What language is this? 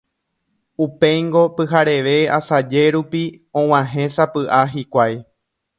Guarani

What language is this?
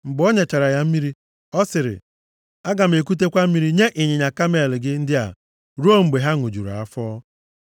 Igbo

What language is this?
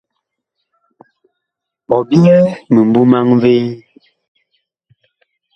Bakoko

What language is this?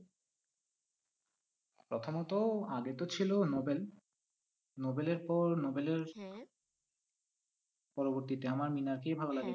Bangla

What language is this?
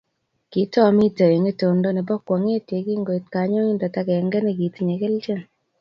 Kalenjin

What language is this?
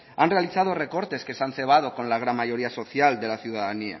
Spanish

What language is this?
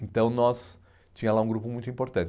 Portuguese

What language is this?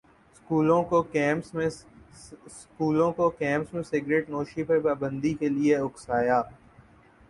Urdu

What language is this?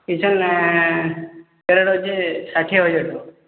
Odia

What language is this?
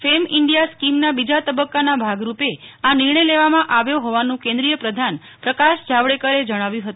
Gujarati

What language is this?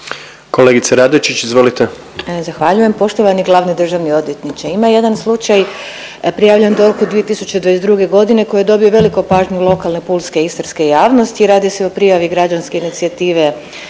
Croatian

